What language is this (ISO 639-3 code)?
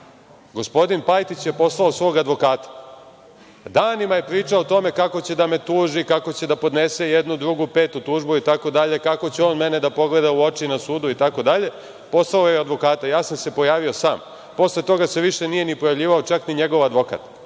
srp